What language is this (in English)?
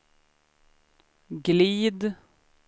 Swedish